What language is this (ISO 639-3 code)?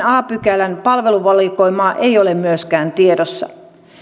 fin